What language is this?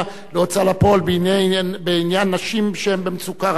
Hebrew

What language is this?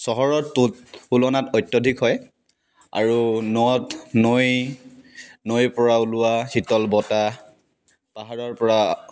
Assamese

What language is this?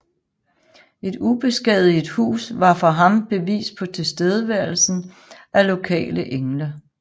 Danish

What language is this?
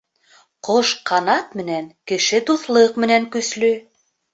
Bashkir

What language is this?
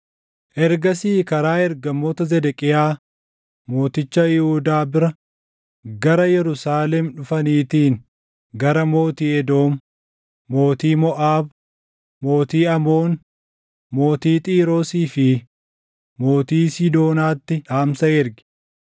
Oromo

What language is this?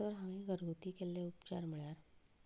Konkani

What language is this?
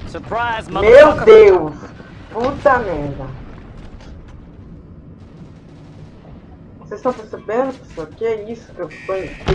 Portuguese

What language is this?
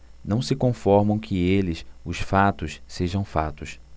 Portuguese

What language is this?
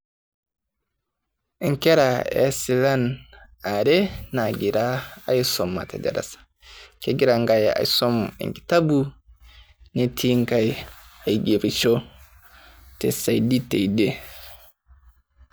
Masai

